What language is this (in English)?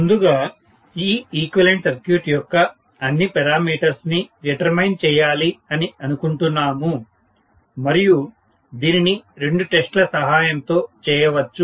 Telugu